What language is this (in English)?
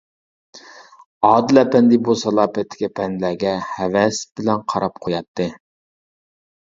Uyghur